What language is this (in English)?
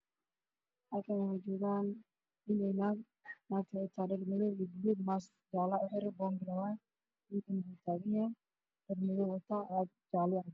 Somali